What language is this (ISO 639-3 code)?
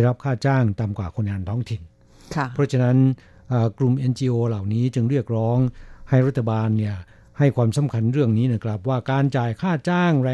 tha